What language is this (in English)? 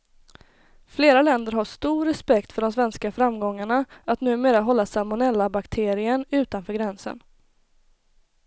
Swedish